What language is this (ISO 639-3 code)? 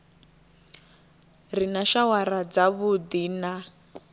ven